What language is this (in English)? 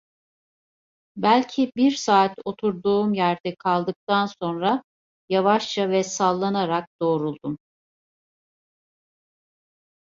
Turkish